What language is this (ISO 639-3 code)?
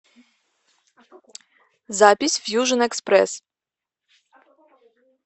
rus